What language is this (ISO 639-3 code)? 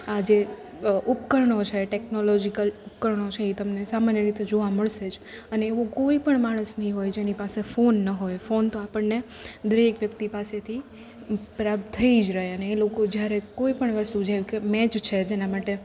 guj